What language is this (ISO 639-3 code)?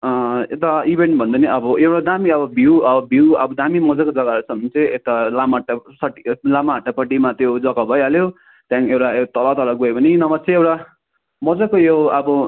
nep